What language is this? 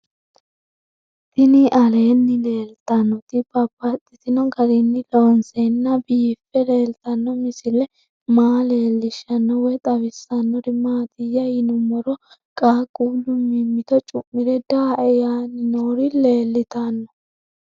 Sidamo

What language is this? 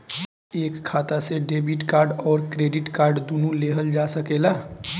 Bhojpuri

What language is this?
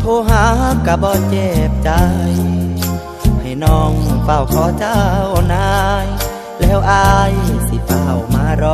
Thai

